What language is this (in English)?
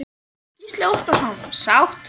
Icelandic